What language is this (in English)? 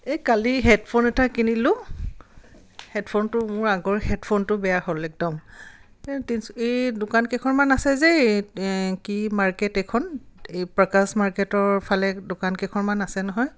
Assamese